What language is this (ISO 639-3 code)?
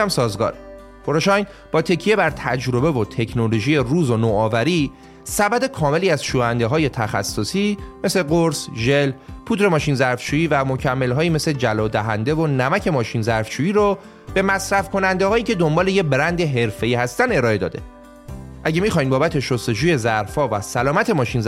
fas